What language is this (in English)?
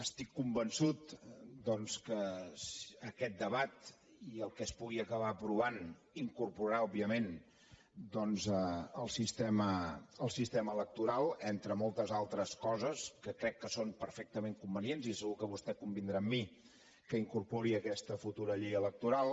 Catalan